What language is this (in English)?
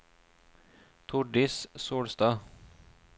Norwegian